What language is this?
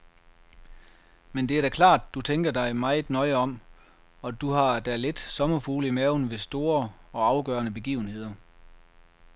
Danish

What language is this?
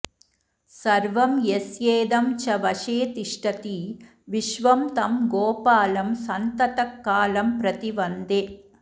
Sanskrit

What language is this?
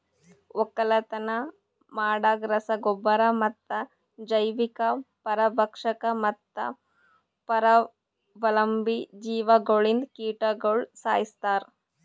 Kannada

